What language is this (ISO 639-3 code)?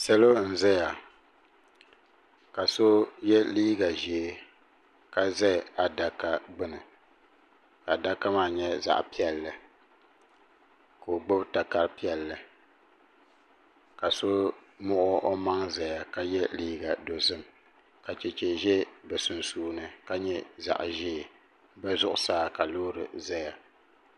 dag